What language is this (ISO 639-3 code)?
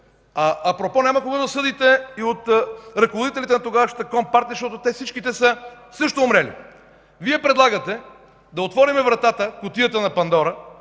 bul